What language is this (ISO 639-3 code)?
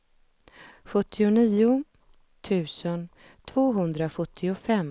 swe